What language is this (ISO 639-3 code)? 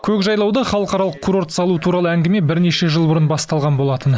kaz